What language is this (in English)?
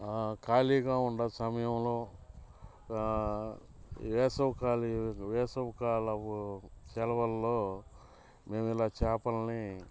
Telugu